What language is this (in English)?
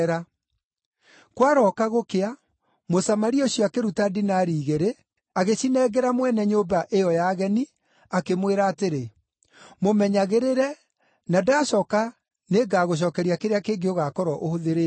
Kikuyu